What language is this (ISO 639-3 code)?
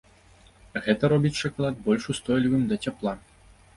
bel